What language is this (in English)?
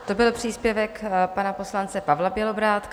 Czech